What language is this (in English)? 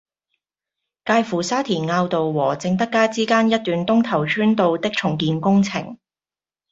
Cantonese